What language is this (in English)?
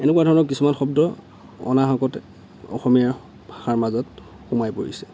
Assamese